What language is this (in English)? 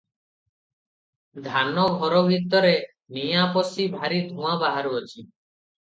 Odia